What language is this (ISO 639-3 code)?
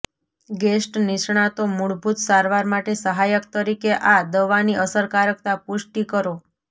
guj